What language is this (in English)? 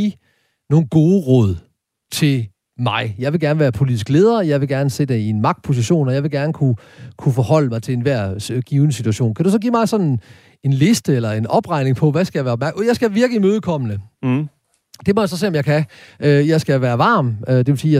Danish